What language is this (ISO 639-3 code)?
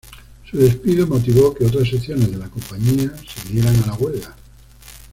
spa